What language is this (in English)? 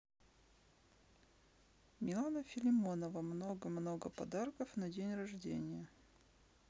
Russian